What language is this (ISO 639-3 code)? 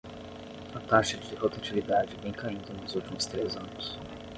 por